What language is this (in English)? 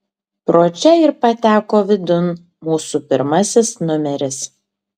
Lithuanian